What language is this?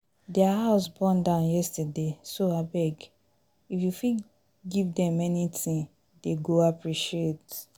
Nigerian Pidgin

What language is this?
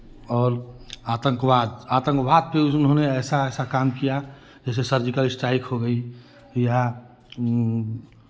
Hindi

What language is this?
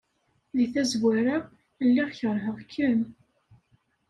Kabyle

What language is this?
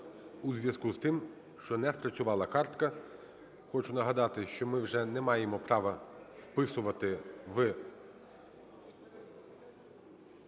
Ukrainian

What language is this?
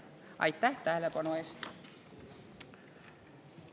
Estonian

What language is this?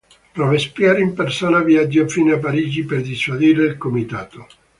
Italian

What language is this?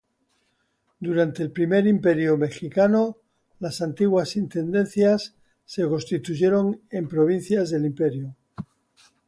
Spanish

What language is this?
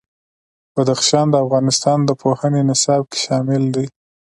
Pashto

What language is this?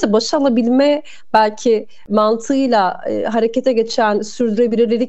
Turkish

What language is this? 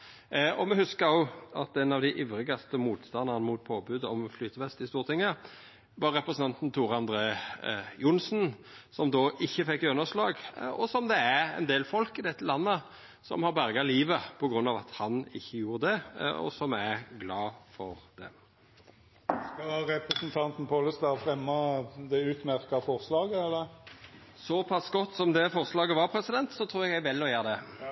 Norwegian Nynorsk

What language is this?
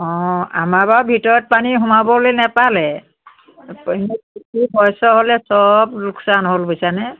Assamese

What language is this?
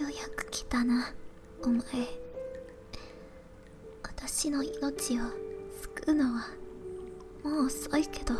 Japanese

